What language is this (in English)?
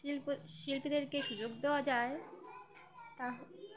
Bangla